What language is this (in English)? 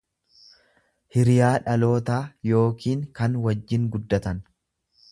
Oromo